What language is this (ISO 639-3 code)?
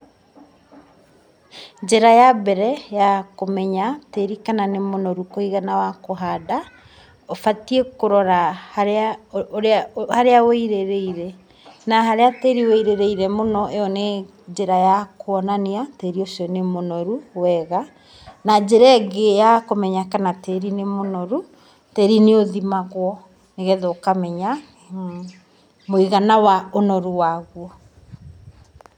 kik